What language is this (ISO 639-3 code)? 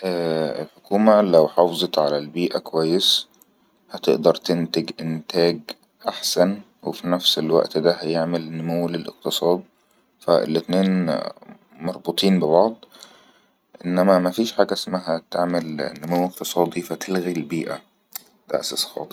arz